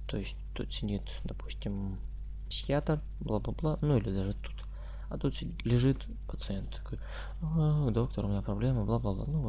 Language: Russian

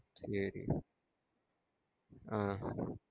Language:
Tamil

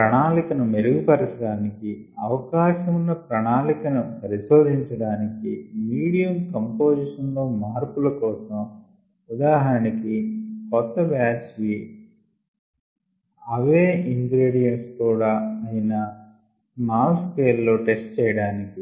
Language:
Telugu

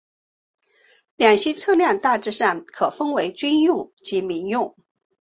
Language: Chinese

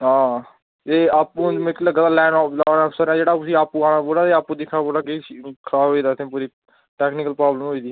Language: Dogri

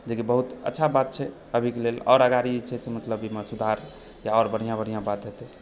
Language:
Maithili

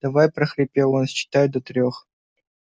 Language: Russian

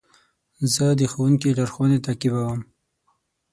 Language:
Pashto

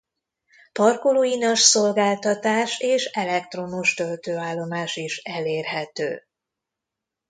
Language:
Hungarian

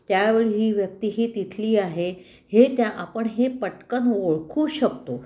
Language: Marathi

